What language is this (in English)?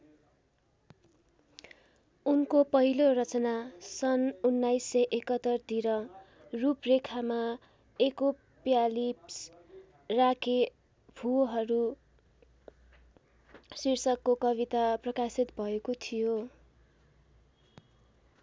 Nepali